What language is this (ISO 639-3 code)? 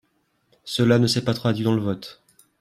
fra